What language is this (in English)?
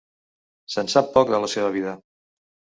Catalan